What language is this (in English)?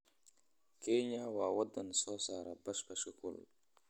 Somali